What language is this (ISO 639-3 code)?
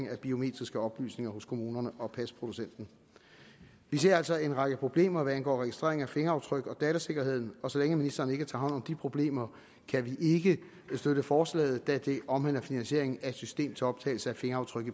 dan